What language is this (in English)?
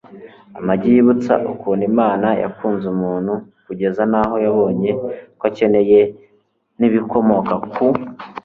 Kinyarwanda